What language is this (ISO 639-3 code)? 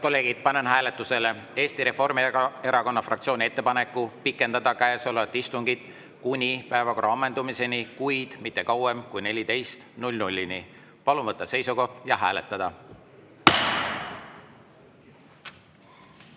est